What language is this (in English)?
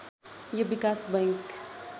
Nepali